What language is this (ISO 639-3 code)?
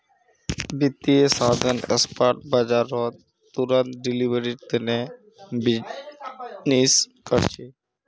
mag